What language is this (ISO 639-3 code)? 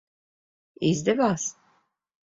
lav